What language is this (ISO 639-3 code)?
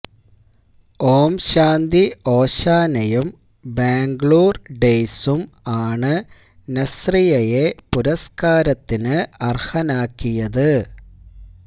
mal